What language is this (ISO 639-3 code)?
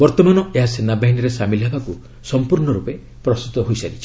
ori